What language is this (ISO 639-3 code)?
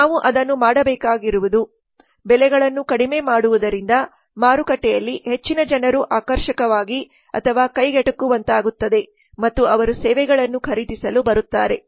kan